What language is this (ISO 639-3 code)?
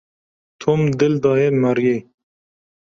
kur